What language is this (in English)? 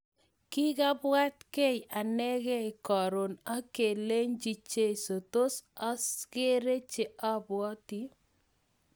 Kalenjin